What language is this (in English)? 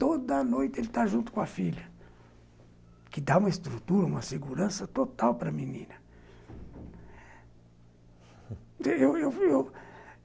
Portuguese